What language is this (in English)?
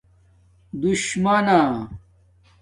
Domaaki